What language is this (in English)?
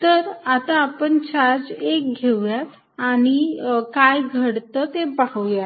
Marathi